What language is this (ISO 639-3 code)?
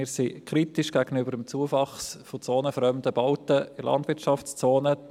gsw